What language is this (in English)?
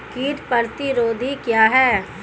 Hindi